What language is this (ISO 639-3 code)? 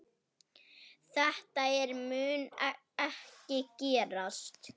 isl